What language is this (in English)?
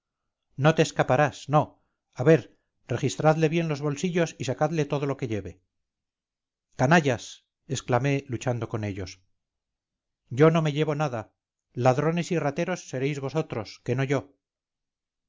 Spanish